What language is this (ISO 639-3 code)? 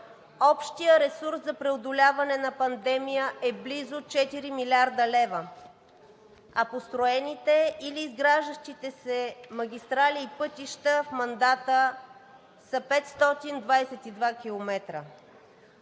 bul